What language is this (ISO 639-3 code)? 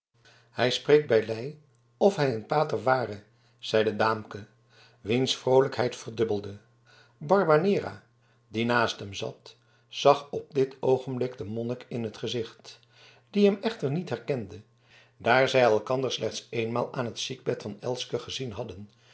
nld